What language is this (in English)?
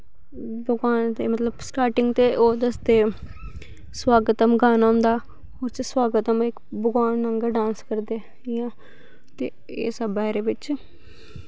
Dogri